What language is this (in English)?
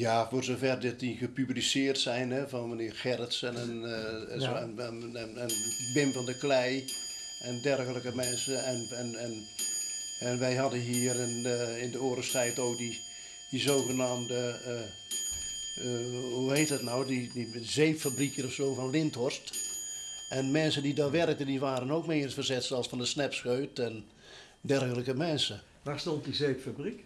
Dutch